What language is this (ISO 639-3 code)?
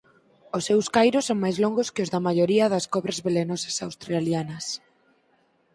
glg